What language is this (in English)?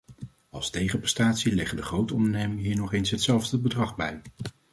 Dutch